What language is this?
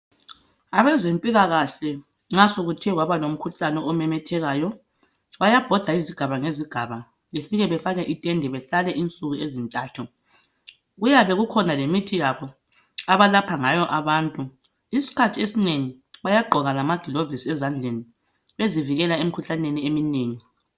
North Ndebele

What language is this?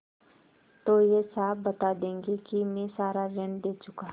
Hindi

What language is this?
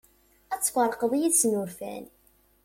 Kabyle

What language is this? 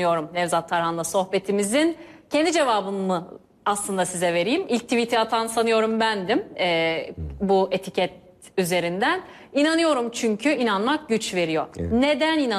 Turkish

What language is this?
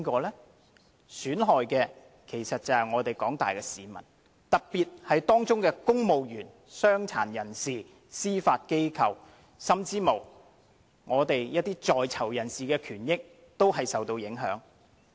Cantonese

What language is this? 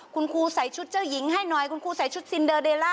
Thai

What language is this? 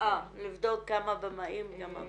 Hebrew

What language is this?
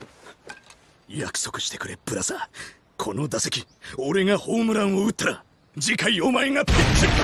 Japanese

